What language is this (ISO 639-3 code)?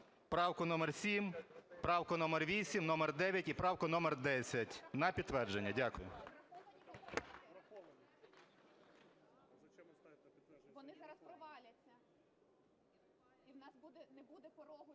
ukr